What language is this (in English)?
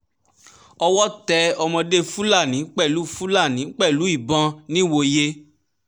Yoruba